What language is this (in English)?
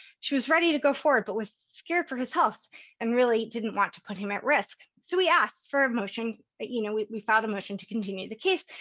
English